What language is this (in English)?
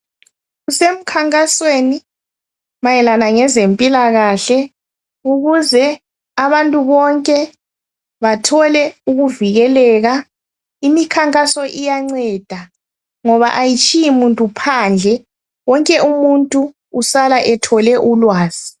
North Ndebele